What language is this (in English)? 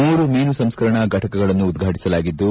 Kannada